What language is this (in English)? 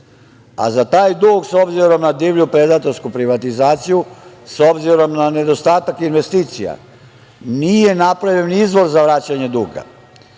Serbian